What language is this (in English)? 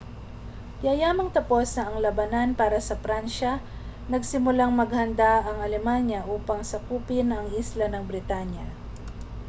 Filipino